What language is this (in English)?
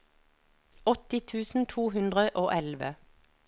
Norwegian